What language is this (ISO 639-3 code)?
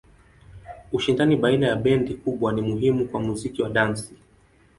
swa